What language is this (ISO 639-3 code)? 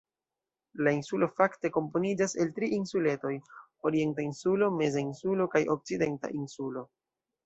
epo